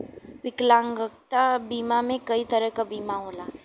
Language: Bhojpuri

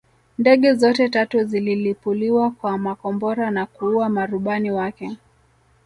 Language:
Swahili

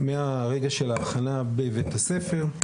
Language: Hebrew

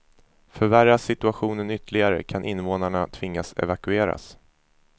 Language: Swedish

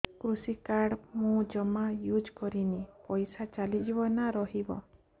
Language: Odia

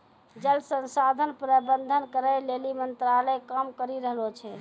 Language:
Maithili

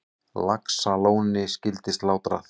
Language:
Icelandic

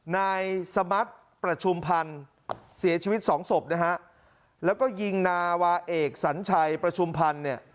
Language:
Thai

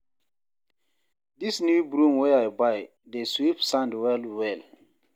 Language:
Nigerian Pidgin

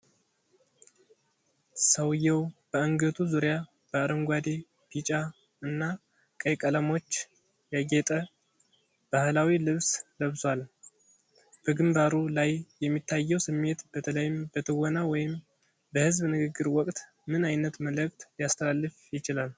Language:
Amharic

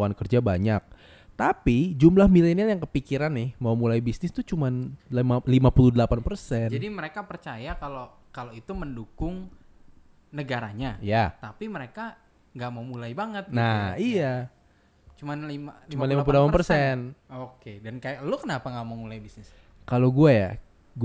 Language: Indonesian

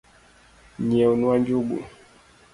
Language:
Luo (Kenya and Tanzania)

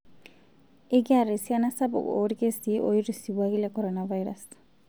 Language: Masai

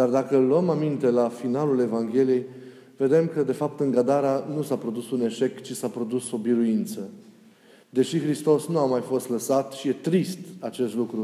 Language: Romanian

